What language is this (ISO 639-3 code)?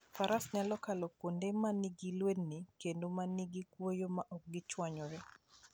luo